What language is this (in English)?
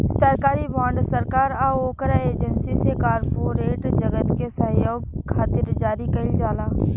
Bhojpuri